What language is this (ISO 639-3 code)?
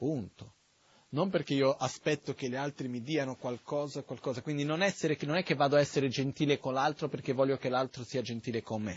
ita